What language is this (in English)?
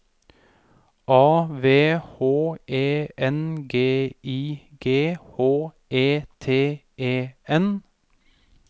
Norwegian